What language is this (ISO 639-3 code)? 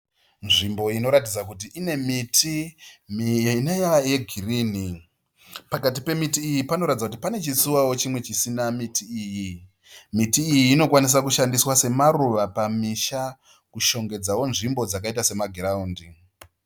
sna